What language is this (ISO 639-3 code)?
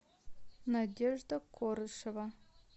rus